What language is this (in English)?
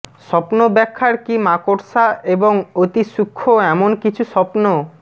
Bangla